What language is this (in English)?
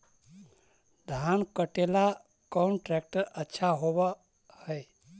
Magahi